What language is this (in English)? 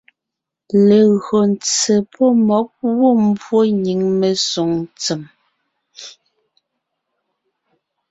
Ngiemboon